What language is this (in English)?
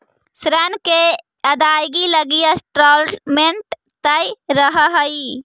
Magahi